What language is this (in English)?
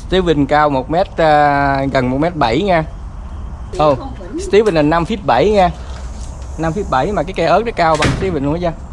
Vietnamese